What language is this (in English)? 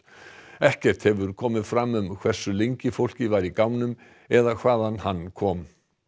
Icelandic